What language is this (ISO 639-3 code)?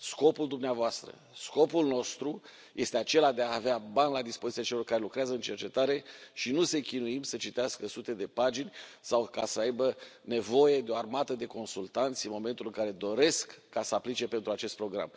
ron